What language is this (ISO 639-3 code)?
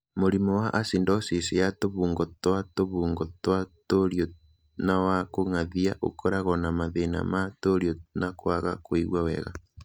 kik